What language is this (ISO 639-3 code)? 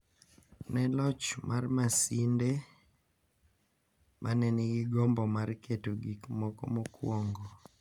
luo